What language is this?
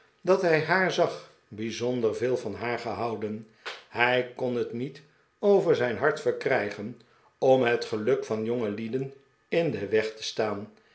Dutch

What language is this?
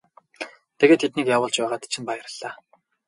Mongolian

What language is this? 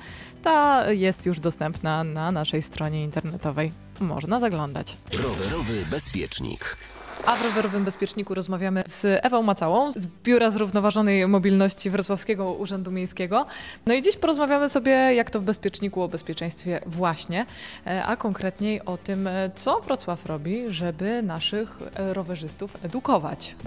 Polish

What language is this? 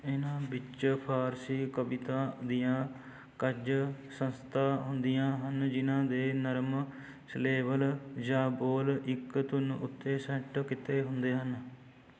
Punjabi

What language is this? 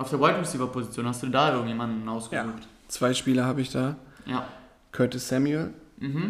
German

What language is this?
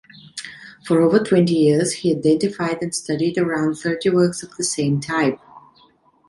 English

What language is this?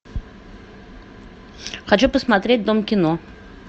Russian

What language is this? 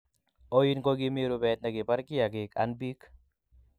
Kalenjin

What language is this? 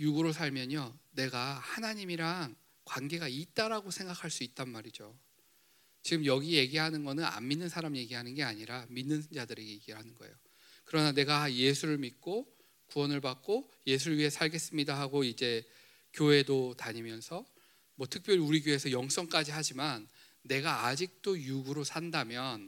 Korean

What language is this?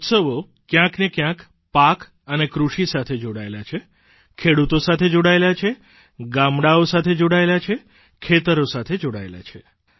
Gujarati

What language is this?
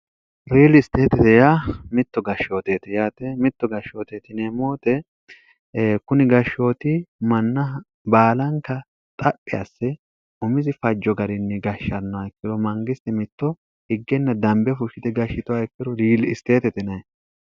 Sidamo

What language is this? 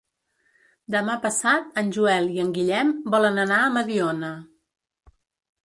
Catalan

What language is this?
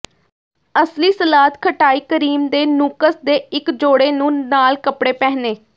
Punjabi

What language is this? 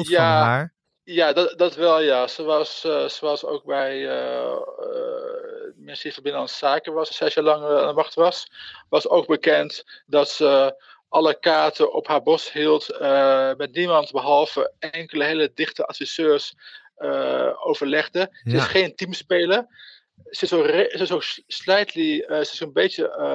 Dutch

